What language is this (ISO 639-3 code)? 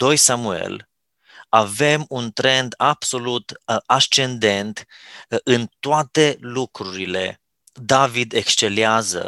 ron